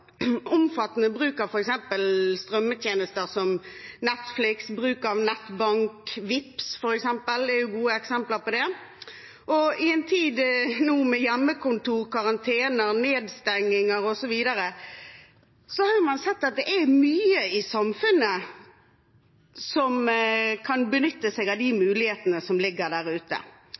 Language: Norwegian Bokmål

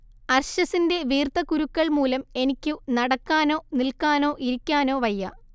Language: Malayalam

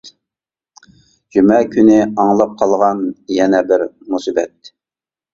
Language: Uyghur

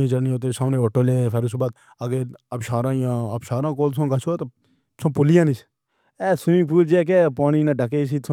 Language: Pahari-Potwari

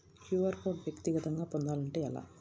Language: Telugu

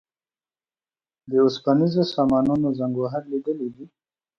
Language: Pashto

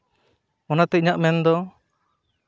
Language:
Santali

